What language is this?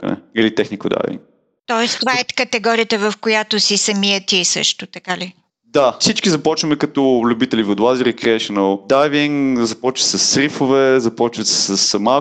Bulgarian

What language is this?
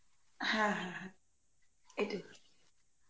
Bangla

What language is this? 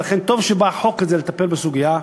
Hebrew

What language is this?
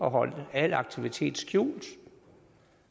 Danish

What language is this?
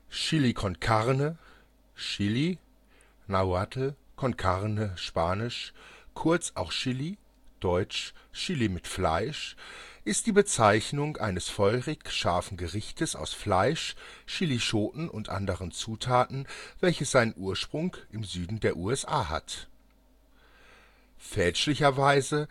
German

